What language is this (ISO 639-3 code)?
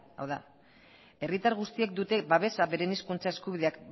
eus